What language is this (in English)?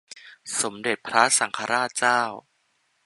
Thai